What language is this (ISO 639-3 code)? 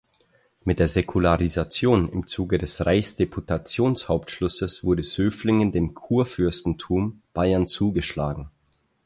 deu